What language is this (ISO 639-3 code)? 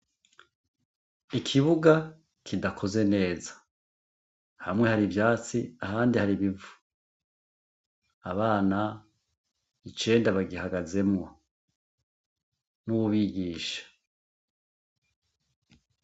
run